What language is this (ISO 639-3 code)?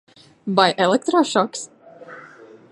lav